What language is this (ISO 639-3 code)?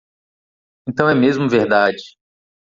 por